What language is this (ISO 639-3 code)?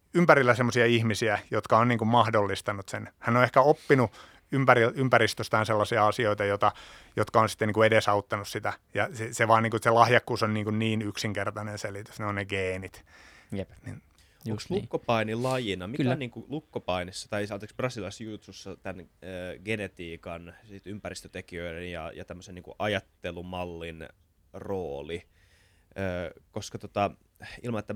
fin